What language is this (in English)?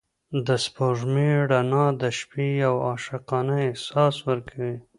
Pashto